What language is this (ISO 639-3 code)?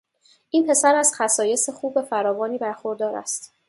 fas